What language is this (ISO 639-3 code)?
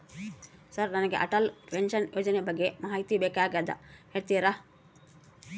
kan